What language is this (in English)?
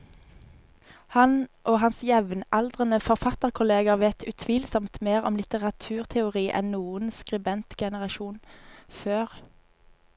Norwegian